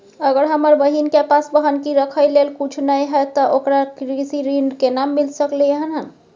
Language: Maithili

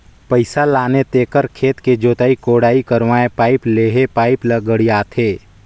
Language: Chhattisgarhi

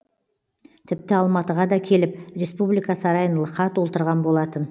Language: Kazakh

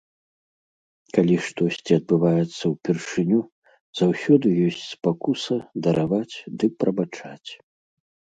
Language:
Belarusian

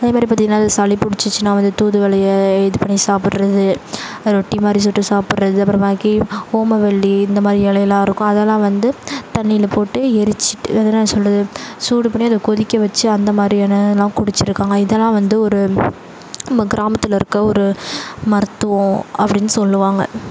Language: Tamil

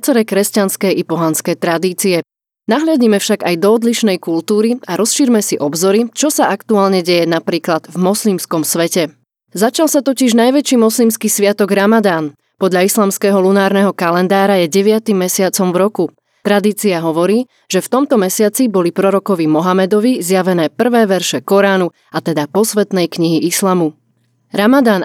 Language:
Slovak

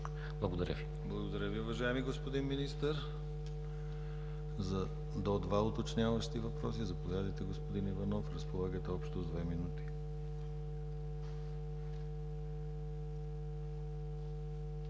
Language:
Bulgarian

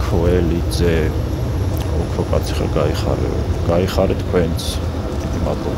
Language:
Romanian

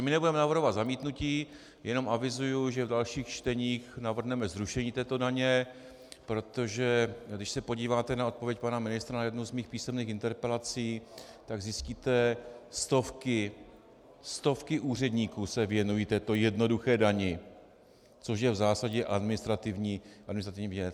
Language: Czech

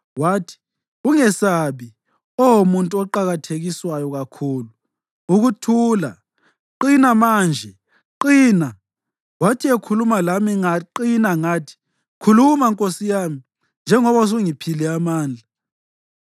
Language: North Ndebele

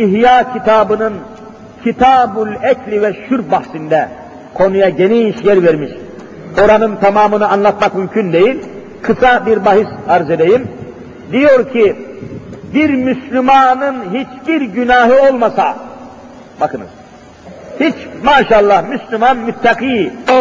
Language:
Turkish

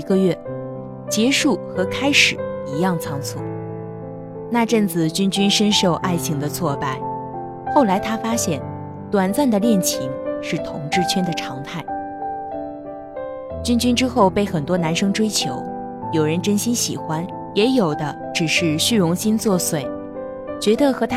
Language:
Chinese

